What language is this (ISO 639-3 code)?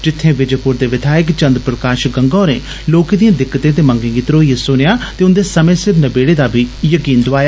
doi